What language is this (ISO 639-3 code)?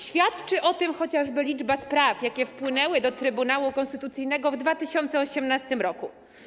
pol